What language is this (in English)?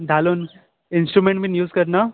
Konkani